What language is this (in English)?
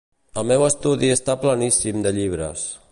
Catalan